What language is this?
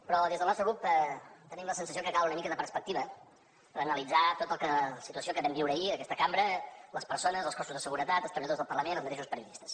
Catalan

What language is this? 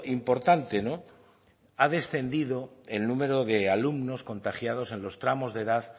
Spanish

